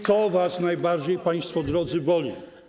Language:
Polish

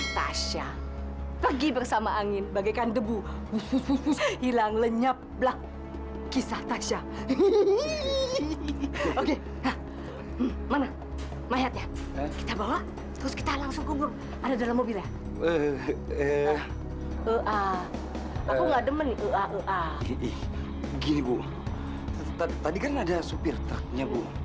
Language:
Indonesian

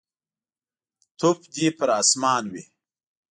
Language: Pashto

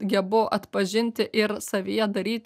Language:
Lithuanian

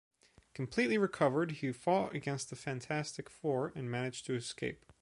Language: English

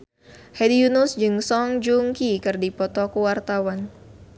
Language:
Sundanese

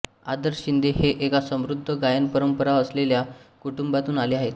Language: Marathi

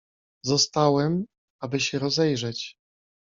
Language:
Polish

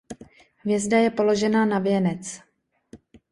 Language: Czech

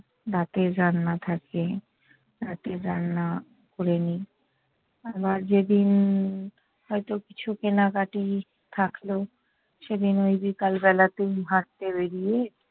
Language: Bangla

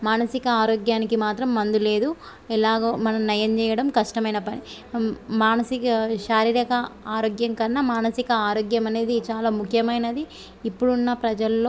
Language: Telugu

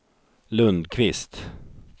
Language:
Swedish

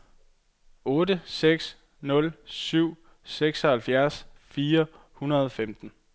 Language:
Danish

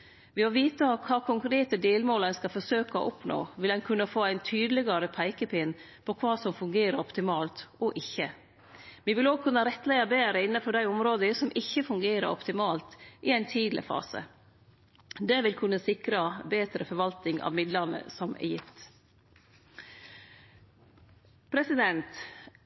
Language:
Norwegian Nynorsk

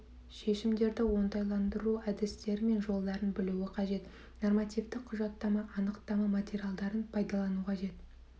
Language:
Kazakh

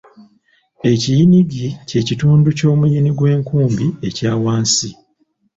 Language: Ganda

